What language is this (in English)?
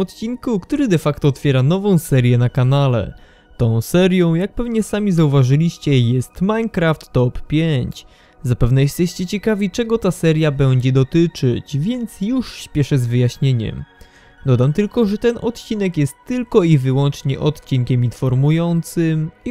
Polish